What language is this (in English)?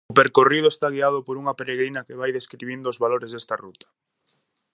Galician